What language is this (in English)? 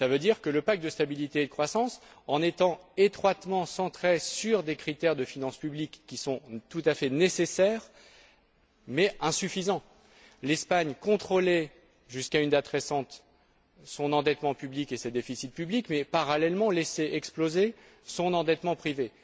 French